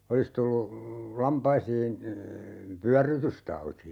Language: Finnish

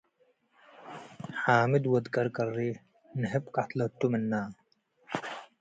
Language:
Tigre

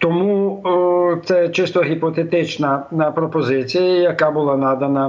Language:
Ukrainian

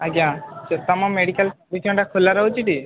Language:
Odia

